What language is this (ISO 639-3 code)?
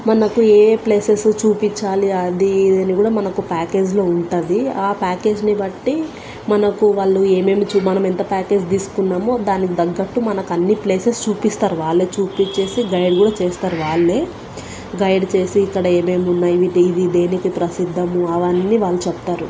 tel